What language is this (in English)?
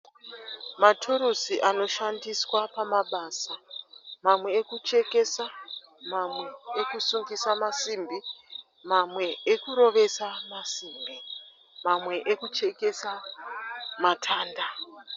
Shona